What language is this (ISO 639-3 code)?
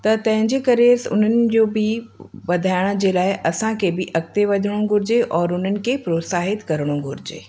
snd